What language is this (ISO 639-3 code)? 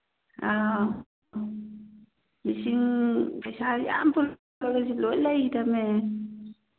mni